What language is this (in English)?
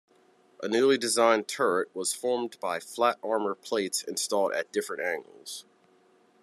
English